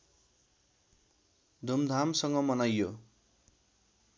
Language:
Nepali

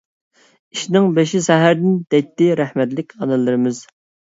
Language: Uyghur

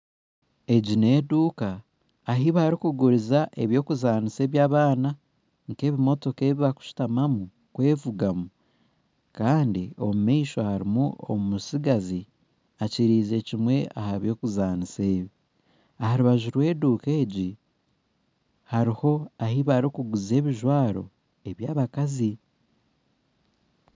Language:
Nyankole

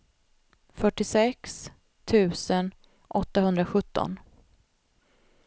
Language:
Swedish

